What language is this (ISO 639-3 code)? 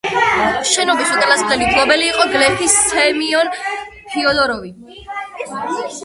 kat